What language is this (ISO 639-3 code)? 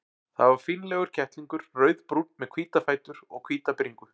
isl